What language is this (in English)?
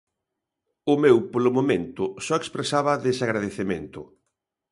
Galician